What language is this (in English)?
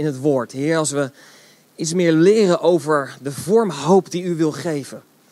Dutch